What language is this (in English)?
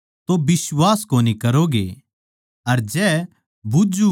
Haryanvi